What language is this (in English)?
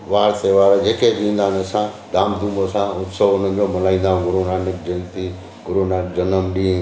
Sindhi